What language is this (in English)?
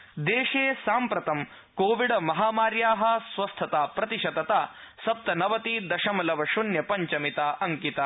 Sanskrit